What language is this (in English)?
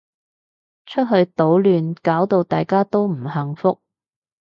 Cantonese